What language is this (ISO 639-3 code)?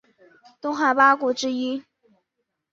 zho